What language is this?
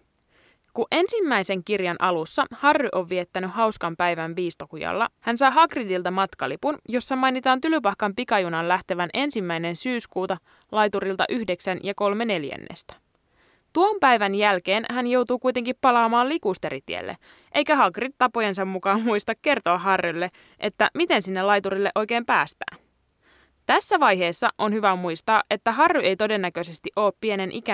Finnish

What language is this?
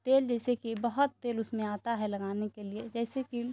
Urdu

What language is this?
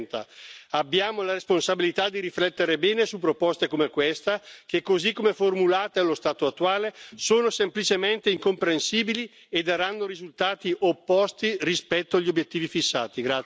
Italian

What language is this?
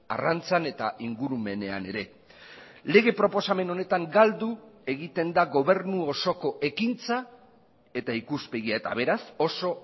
Basque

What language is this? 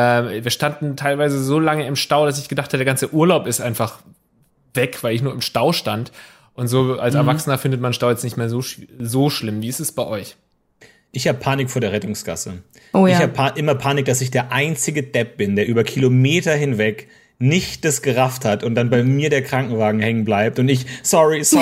German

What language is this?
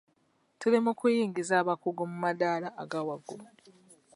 Ganda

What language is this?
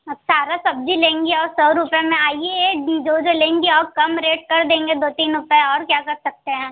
Hindi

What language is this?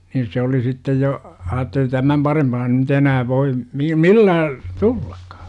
Finnish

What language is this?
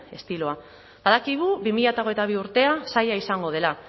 Basque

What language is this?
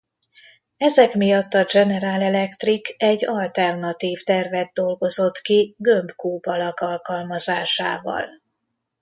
Hungarian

